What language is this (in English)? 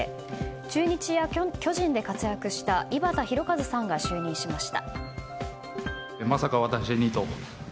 Japanese